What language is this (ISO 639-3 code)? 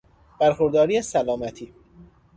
fas